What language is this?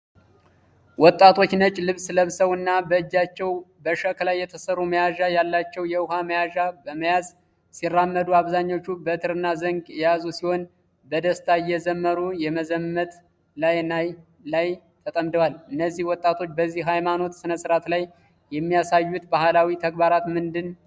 Amharic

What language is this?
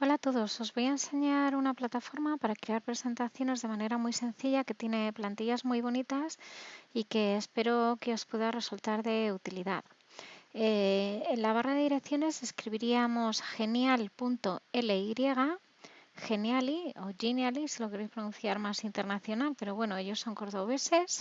Spanish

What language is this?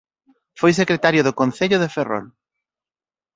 Galician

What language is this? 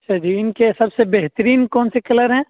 Urdu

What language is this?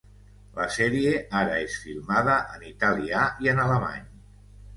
Catalan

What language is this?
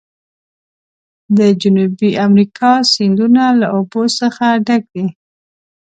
Pashto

